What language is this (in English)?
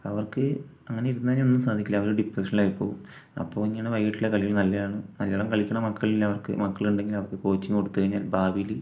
Malayalam